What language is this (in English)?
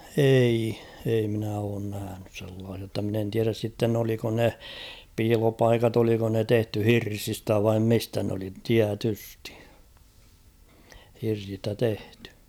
Finnish